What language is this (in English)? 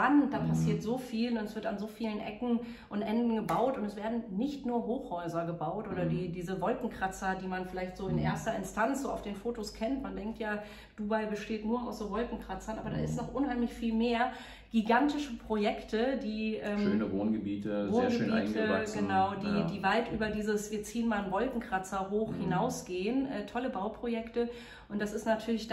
German